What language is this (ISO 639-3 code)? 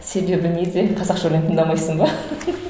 kaz